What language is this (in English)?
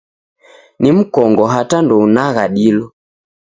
Taita